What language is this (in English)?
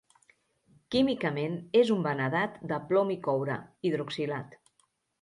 Catalan